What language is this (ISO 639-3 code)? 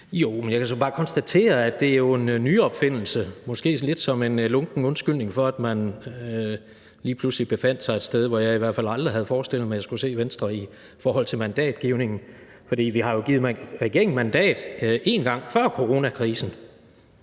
dan